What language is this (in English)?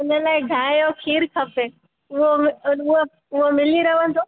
Sindhi